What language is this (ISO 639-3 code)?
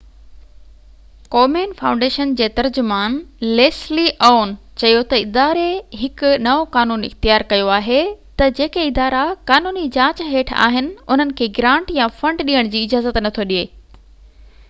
snd